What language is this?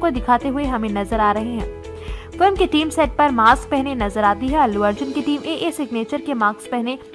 Hindi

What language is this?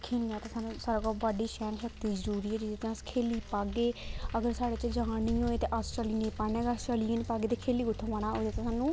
Dogri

